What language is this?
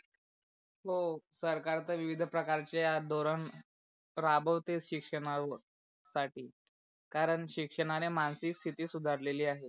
Marathi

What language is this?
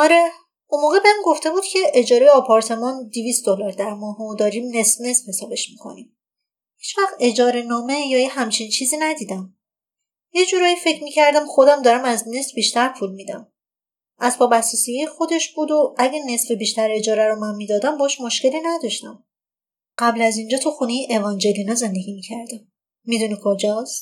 Persian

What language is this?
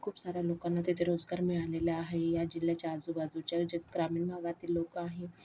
Marathi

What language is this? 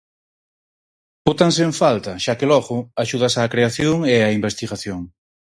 Galician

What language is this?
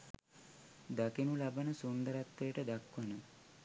Sinhala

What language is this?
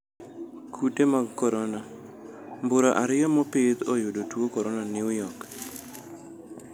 Luo (Kenya and Tanzania)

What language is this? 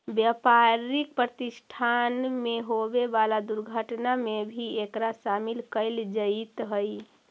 Magahi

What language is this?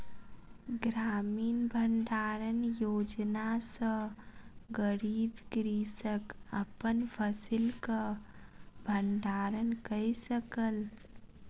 Maithili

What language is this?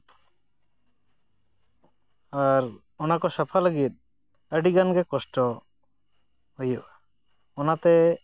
Santali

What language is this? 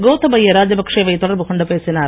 Tamil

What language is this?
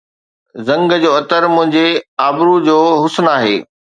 Sindhi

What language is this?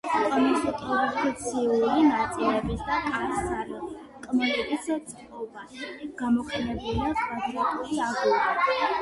Georgian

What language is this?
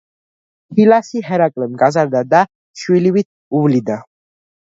Georgian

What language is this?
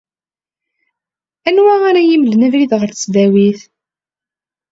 Kabyle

